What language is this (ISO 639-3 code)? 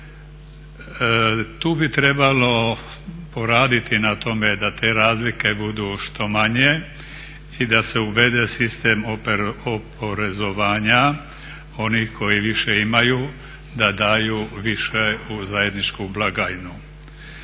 hrv